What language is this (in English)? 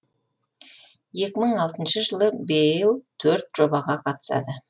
Kazakh